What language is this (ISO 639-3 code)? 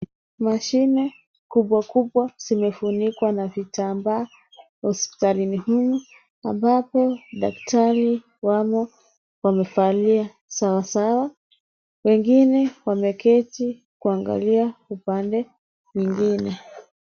swa